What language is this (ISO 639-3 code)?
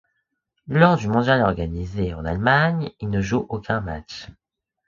fra